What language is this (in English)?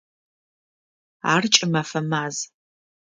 Adyghe